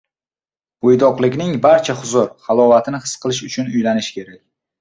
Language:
Uzbek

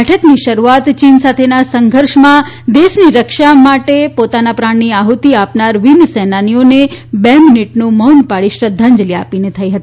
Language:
Gujarati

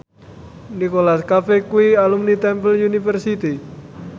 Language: Javanese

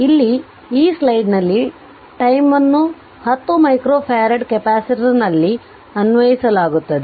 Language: Kannada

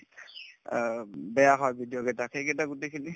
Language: Assamese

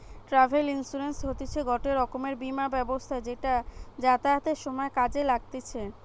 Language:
Bangla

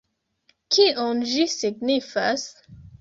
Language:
Esperanto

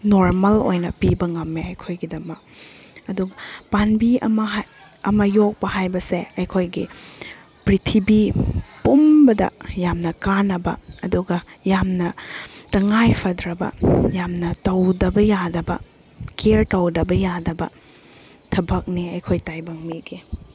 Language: Manipuri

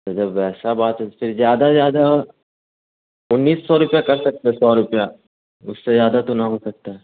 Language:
Urdu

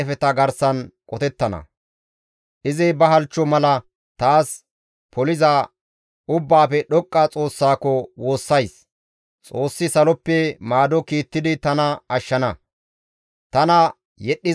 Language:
Gamo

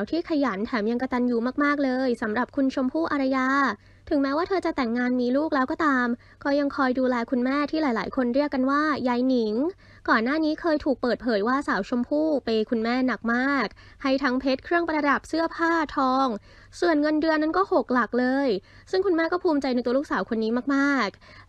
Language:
Thai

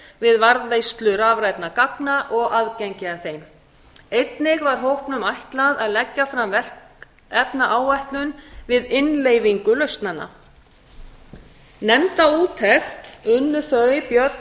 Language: Icelandic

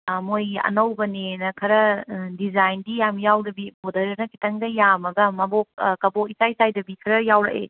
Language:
Manipuri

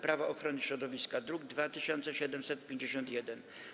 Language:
Polish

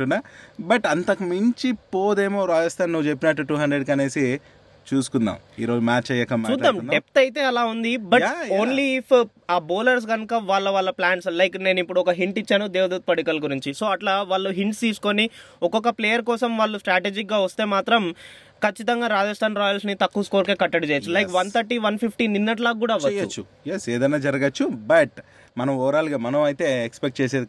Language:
Telugu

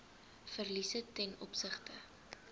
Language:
Afrikaans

